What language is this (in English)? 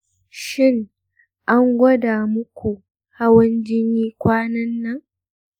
Hausa